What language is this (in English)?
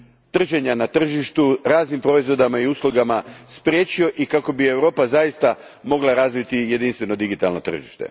Croatian